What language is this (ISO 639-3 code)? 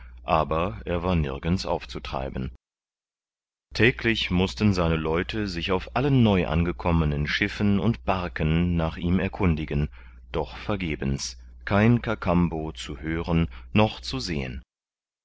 deu